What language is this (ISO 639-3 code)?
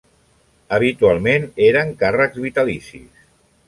cat